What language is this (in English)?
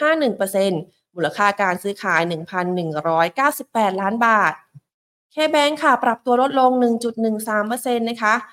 Thai